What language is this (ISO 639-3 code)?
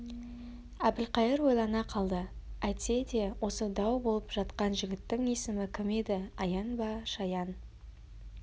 kaz